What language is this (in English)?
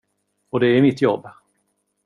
Swedish